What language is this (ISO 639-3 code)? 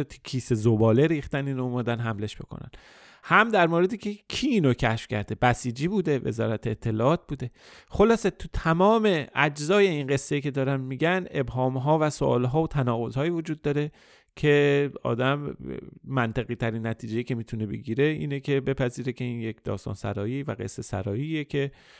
fas